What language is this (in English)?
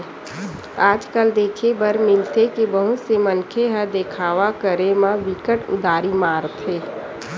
Chhattisgarhi